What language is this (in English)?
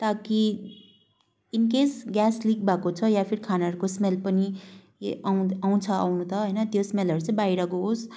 Nepali